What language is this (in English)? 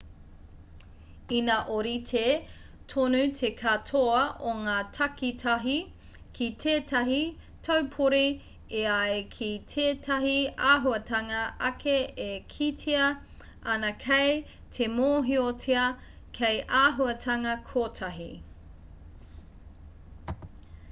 Māori